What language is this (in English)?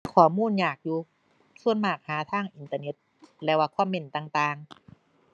Thai